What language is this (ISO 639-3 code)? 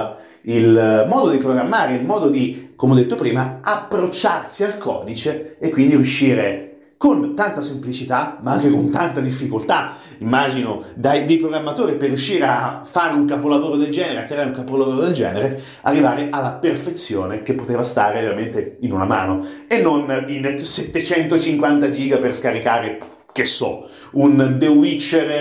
ita